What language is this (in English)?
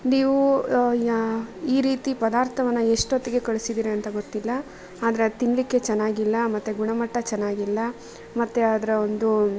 Kannada